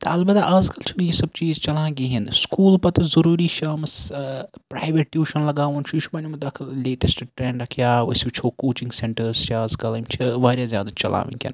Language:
Kashmiri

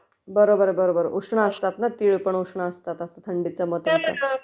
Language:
Marathi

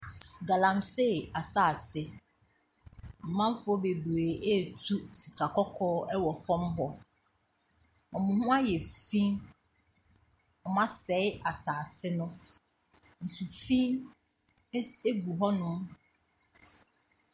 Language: Akan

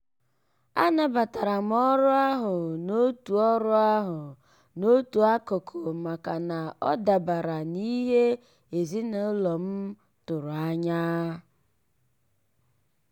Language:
Igbo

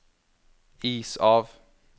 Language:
Norwegian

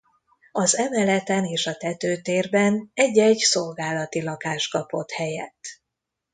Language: Hungarian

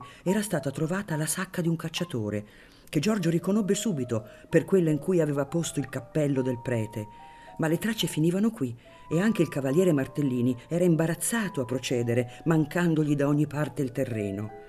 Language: Italian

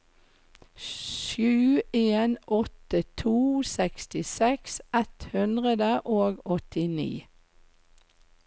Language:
Norwegian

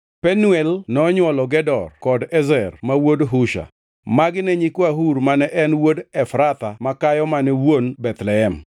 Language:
Luo (Kenya and Tanzania)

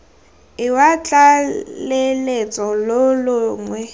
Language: Tswana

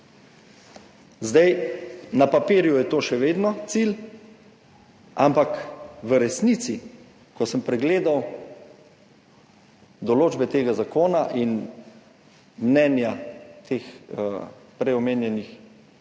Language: Slovenian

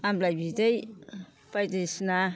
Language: Bodo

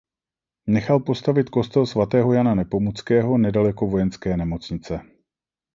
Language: Czech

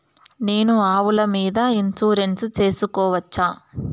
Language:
Telugu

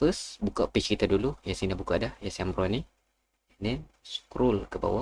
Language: Malay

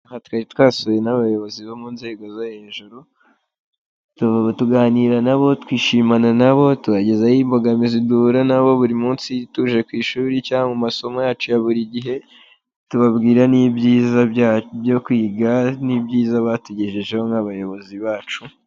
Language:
Kinyarwanda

